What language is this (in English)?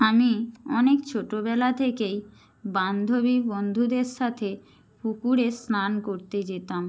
Bangla